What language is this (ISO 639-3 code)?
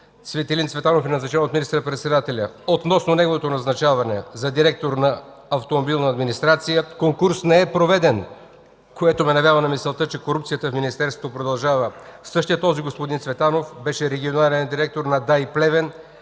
bul